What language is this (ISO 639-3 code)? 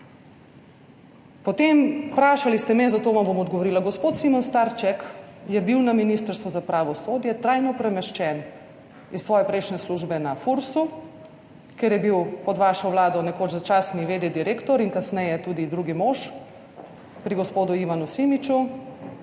slv